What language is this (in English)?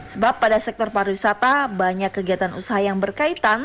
Indonesian